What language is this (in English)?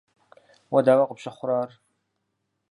Kabardian